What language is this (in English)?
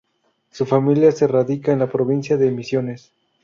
Spanish